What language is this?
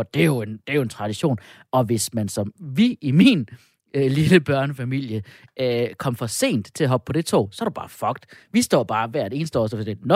Danish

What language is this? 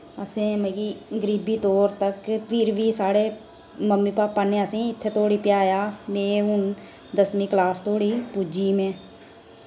Dogri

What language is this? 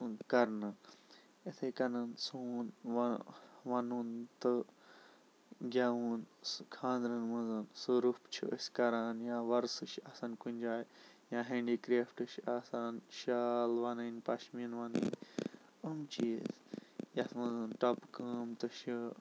Kashmiri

